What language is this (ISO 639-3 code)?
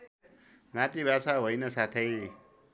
nep